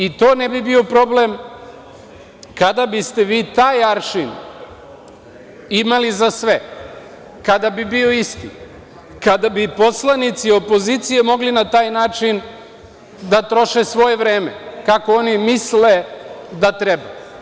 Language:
Serbian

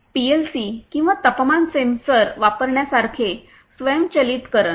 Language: Marathi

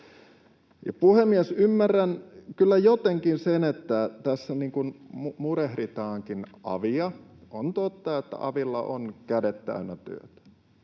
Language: Finnish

